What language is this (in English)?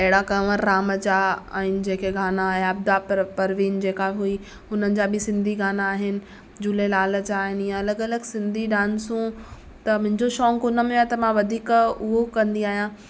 Sindhi